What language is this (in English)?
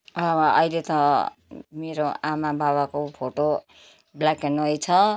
Nepali